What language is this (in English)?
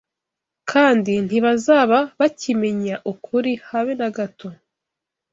Kinyarwanda